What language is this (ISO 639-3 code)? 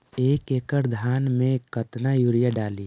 mag